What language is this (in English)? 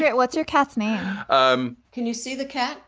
English